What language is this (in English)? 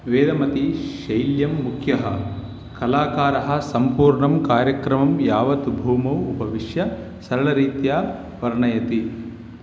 Sanskrit